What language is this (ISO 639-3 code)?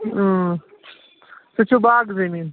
kas